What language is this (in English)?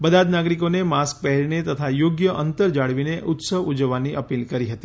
Gujarati